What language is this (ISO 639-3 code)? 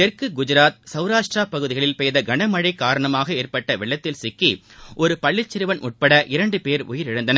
tam